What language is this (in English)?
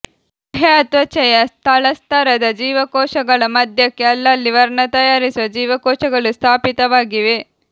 Kannada